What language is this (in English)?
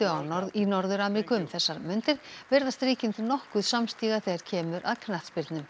Icelandic